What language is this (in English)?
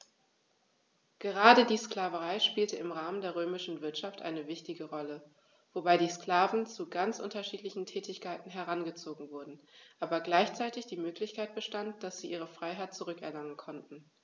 German